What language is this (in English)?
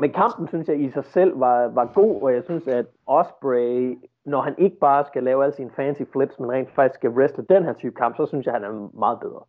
Danish